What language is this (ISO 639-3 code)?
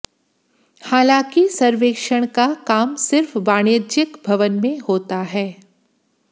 hin